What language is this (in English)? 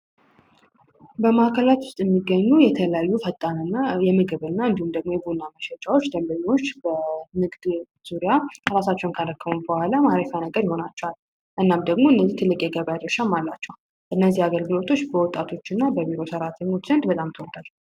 Amharic